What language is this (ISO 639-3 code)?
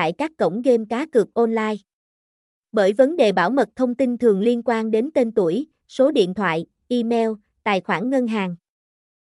vie